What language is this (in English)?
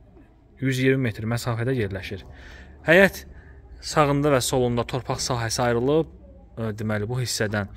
Turkish